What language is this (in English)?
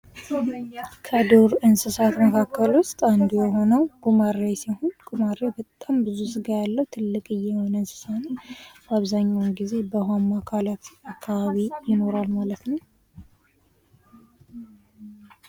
Amharic